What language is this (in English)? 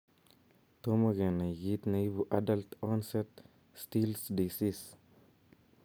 Kalenjin